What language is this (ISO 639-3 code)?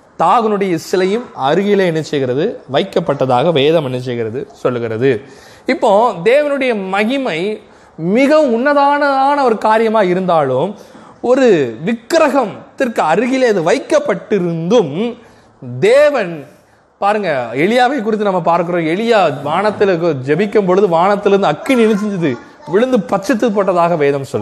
tam